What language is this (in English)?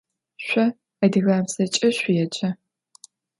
Adyghe